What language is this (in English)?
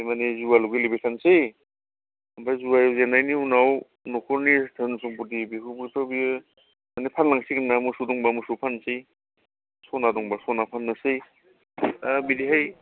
Bodo